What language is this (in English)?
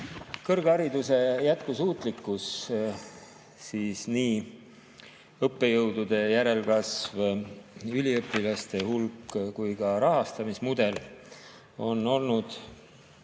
Estonian